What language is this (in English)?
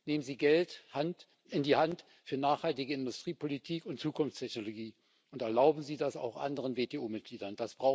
German